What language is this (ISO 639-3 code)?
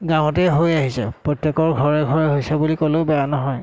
asm